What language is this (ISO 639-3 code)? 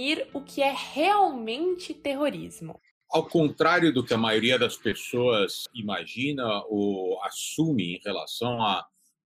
por